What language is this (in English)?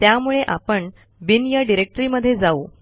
Marathi